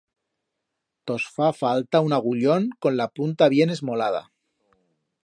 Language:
Aragonese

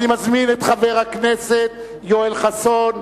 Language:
Hebrew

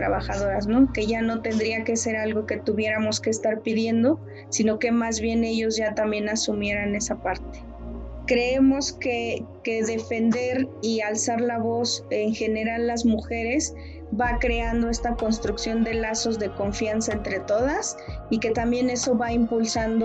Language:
Spanish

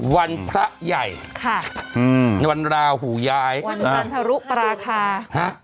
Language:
Thai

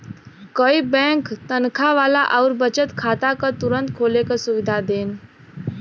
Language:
Bhojpuri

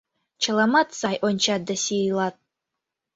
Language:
Mari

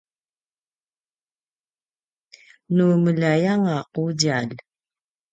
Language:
Paiwan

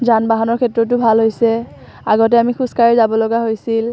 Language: Assamese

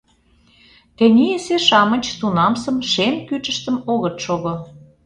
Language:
Mari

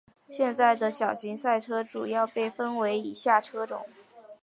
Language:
Chinese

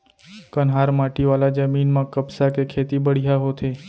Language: Chhattisgarhi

